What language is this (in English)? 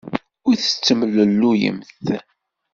Kabyle